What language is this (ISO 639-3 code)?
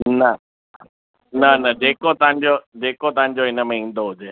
snd